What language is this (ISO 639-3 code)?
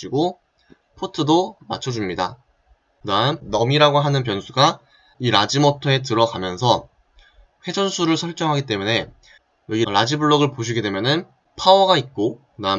kor